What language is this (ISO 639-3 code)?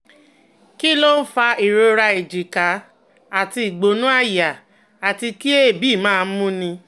yor